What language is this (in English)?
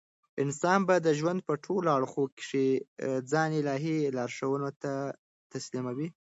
Pashto